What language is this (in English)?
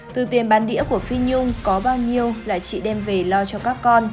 Vietnamese